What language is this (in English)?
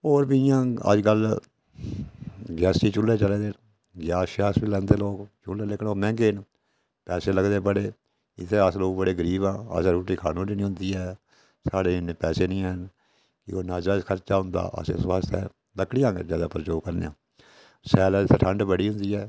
Dogri